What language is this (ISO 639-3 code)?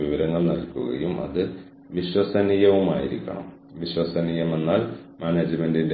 mal